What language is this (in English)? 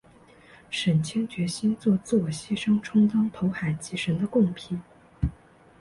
Chinese